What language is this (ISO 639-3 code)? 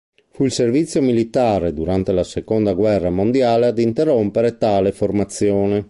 ita